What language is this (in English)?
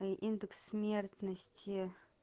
Russian